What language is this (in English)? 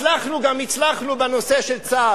Hebrew